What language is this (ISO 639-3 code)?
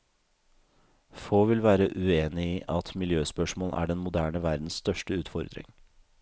nor